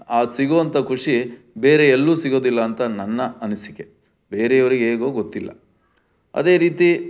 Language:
Kannada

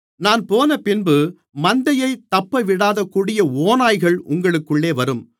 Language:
Tamil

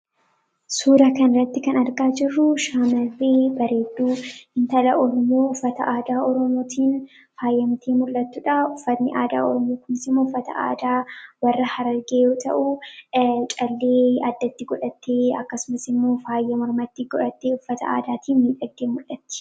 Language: Oromo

